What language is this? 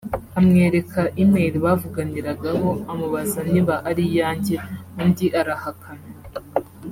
Kinyarwanda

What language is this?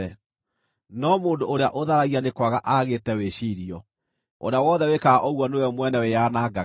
Kikuyu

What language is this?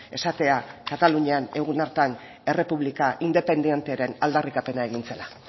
Basque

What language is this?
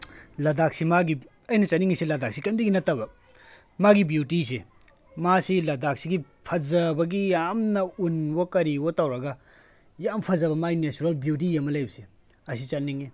Manipuri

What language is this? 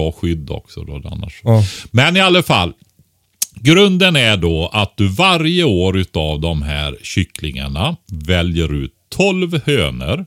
Swedish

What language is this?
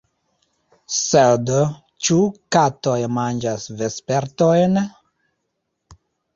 Esperanto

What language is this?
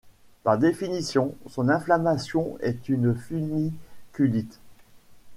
French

